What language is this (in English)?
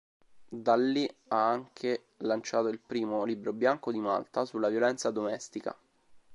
Italian